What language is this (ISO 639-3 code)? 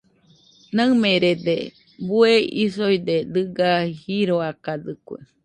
hux